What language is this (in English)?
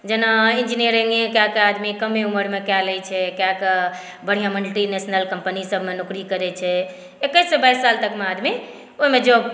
Maithili